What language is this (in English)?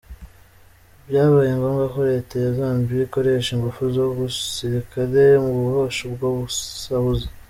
Kinyarwanda